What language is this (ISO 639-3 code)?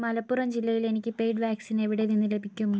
mal